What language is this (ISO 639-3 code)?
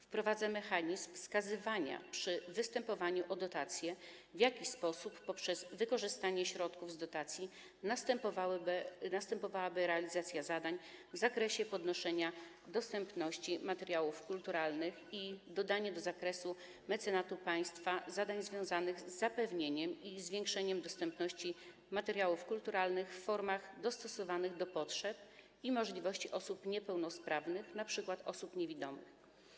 pol